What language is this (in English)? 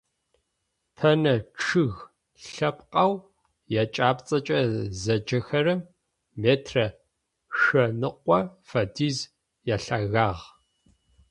Adyghe